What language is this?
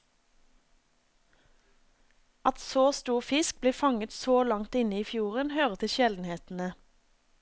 Norwegian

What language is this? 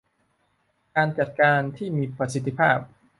Thai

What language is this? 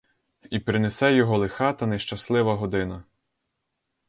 Ukrainian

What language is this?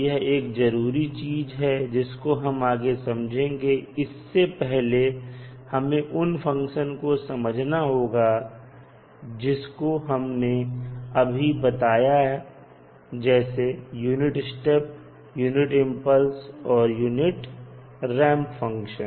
Hindi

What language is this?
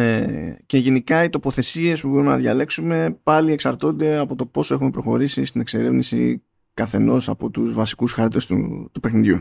Greek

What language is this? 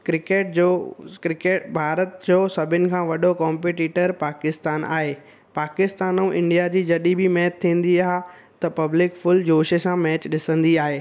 Sindhi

